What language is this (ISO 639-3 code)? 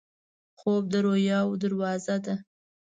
pus